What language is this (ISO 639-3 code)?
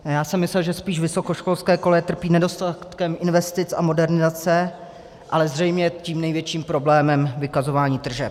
ces